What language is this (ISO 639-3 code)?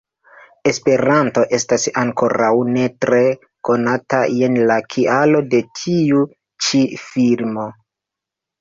epo